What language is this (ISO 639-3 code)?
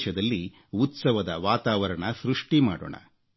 kan